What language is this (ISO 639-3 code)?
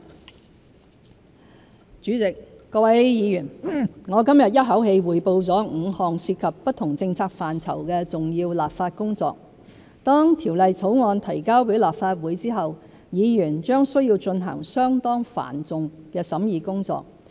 yue